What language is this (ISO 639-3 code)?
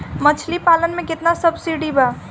bho